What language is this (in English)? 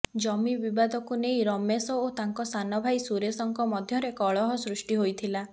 Odia